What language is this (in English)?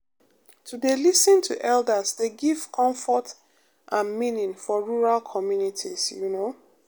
Nigerian Pidgin